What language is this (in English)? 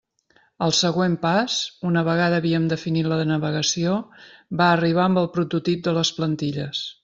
Catalan